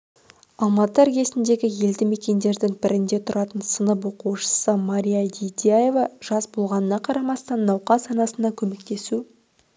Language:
Kazakh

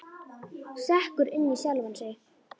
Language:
Icelandic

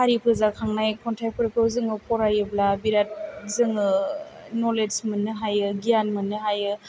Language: Bodo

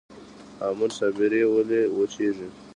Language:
Pashto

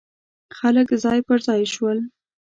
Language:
Pashto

